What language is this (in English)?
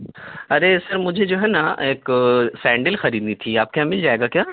Urdu